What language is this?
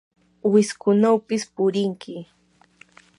Yanahuanca Pasco Quechua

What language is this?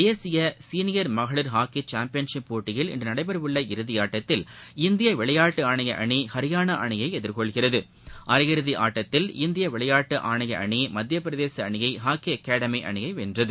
Tamil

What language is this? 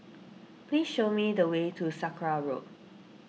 English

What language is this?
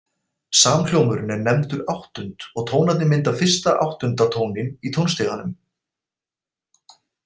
Icelandic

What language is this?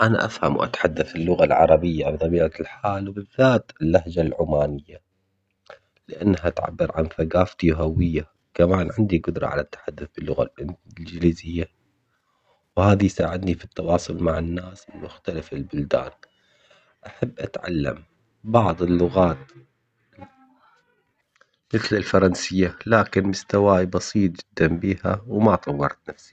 Omani Arabic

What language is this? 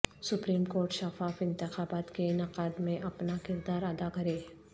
Urdu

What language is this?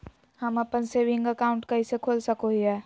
Magahi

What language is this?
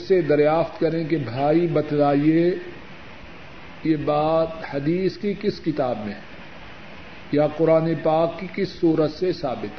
Urdu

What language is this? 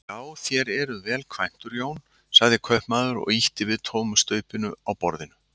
Icelandic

